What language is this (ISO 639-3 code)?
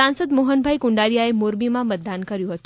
guj